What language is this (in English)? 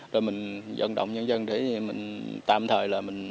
Vietnamese